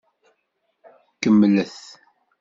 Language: Kabyle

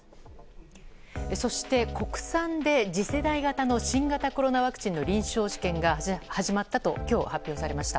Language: Japanese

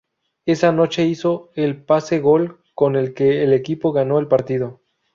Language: Spanish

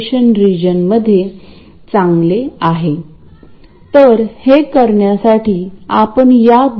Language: Marathi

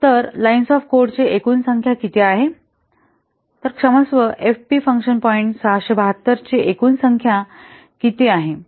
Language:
Marathi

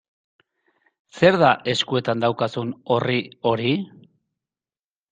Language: Basque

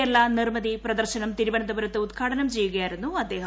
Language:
Malayalam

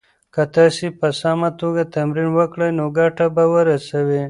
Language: Pashto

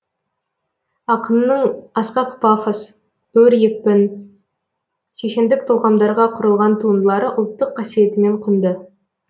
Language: Kazakh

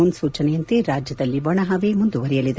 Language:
Kannada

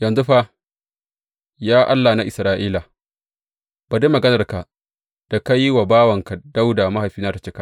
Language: Hausa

